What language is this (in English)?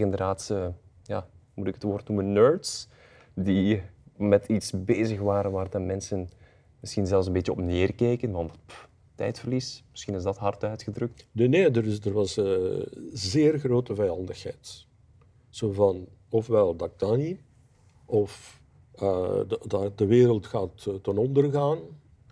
Dutch